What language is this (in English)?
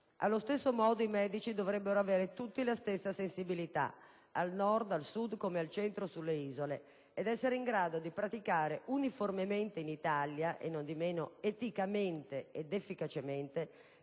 Italian